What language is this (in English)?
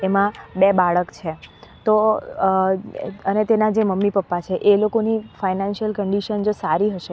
Gujarati